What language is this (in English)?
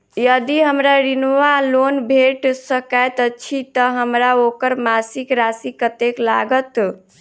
Maithili